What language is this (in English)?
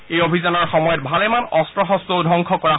Assamese